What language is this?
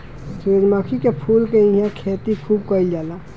Bhojpuri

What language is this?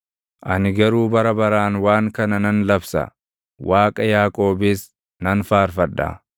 Oromo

